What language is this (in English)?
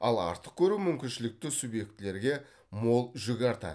Kazakh